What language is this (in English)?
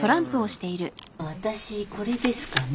Japanese